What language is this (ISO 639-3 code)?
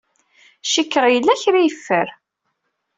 kab